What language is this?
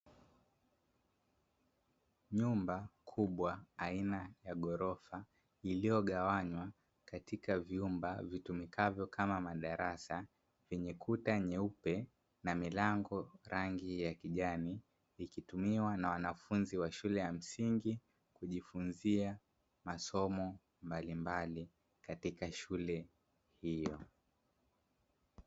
Swahili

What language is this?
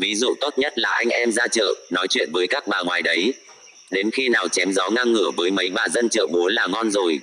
Vietnamese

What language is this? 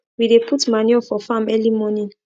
Nigerian Pidgin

